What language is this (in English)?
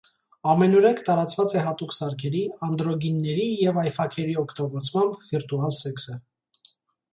Armenian